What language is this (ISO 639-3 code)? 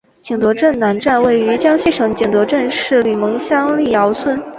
zho